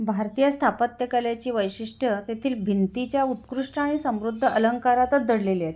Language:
Marathi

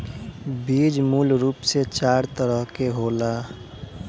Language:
Bhojpuri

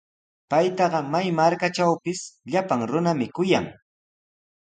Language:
Sihuas Ancash Quechua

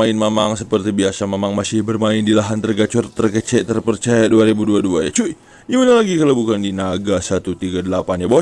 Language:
Indonesian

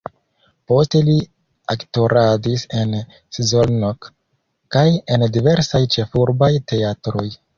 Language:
Esperanto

